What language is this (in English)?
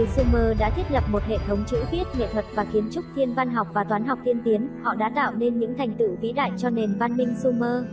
Vietnamese